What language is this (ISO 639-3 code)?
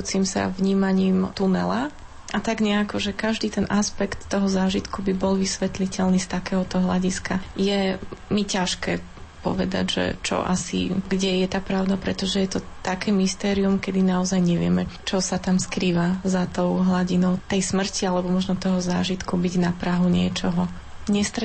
slk